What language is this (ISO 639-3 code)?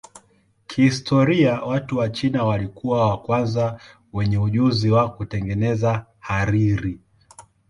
swa